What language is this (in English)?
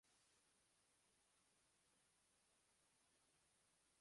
Uzbek